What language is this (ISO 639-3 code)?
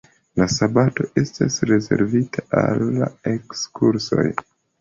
epo